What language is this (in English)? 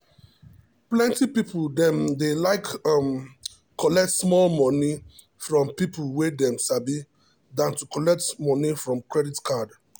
Nigerian Pidgin